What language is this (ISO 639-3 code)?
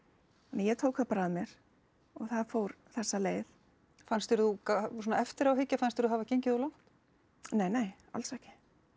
isl